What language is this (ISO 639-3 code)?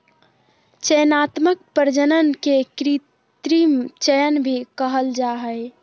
mag